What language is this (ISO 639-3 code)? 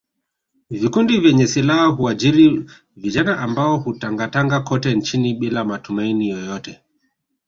swa